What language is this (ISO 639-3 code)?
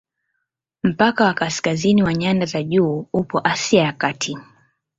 swa